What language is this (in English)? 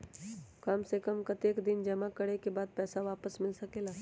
Magahi